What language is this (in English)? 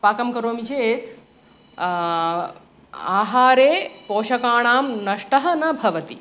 Sanskrit